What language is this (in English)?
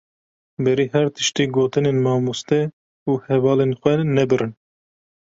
Kurdish